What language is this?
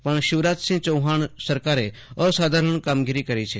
Gujarati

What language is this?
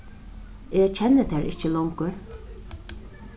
Faroese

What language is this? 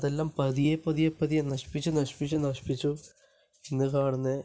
Malayalam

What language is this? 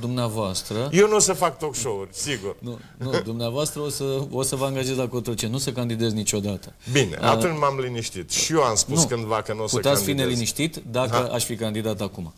Romanian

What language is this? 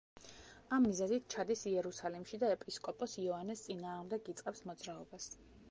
Georgian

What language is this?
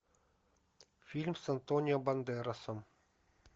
Russian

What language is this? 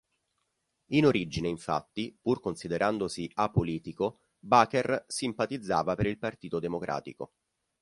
Italian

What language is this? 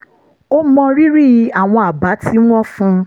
Yoruba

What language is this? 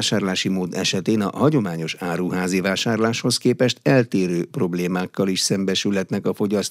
Hungarian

